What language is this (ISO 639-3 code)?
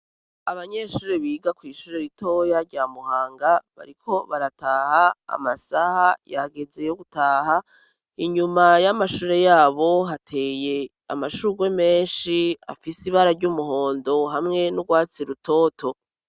run